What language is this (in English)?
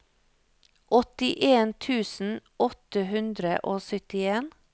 Norwegian